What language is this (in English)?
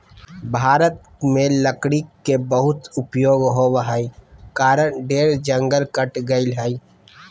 Magahi